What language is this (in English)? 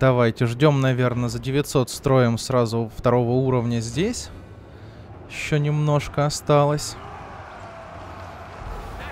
Russian